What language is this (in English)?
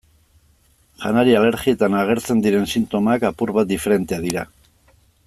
Basque